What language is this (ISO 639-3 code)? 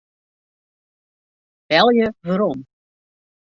fry